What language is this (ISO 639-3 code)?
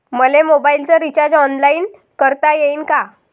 mar